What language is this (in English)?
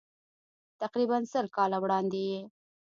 Pashto